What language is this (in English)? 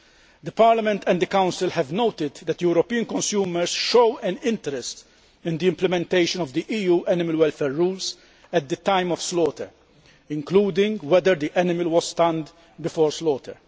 English